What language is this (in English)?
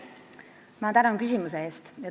Estonian